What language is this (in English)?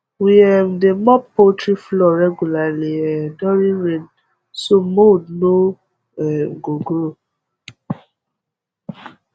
Nigerian Pidgin